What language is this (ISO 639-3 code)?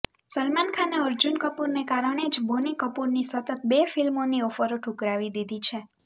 guj